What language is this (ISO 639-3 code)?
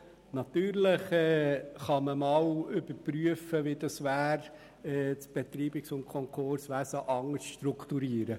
gsw